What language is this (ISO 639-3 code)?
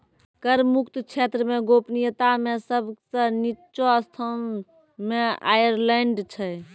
mai